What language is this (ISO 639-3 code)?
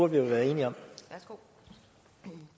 dan